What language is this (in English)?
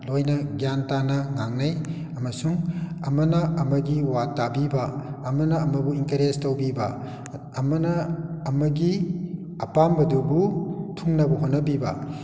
Manipuri